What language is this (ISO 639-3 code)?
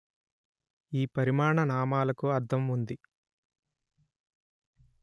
tel